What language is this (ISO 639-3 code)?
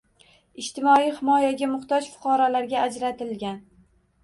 uzb